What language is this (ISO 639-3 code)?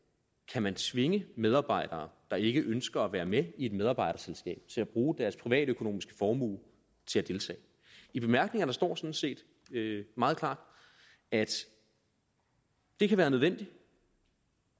dan